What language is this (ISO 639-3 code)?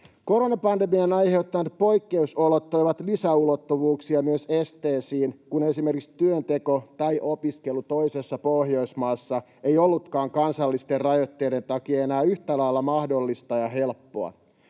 fin